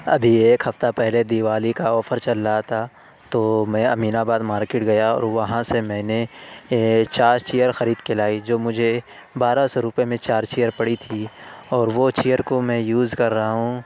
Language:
Urdu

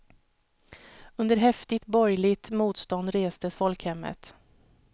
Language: Swedish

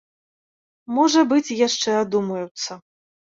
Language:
Belarusian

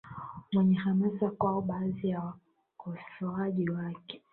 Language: Swahili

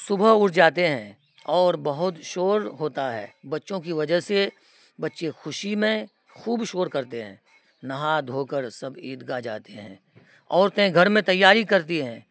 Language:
Urdu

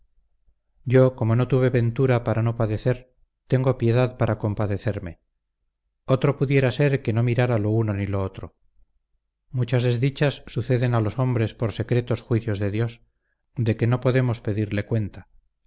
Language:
Spanish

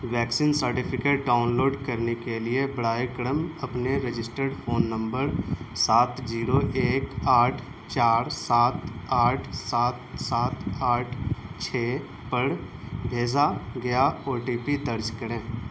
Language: Urdu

